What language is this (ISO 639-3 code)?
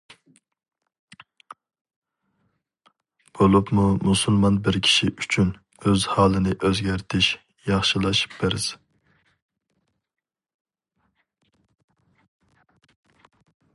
uig